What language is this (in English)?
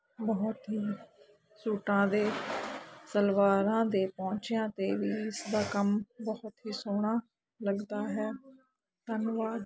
Punjabi